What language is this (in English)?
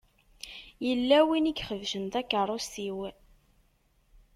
Kabyle